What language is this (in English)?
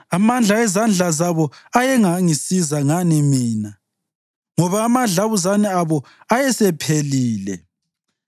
North Ndebele